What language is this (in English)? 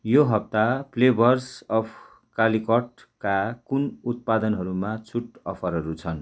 Nepali